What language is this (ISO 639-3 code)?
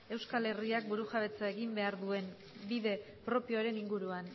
eus